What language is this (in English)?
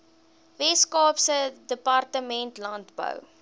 Afrikaans